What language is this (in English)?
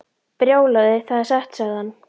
Icelandic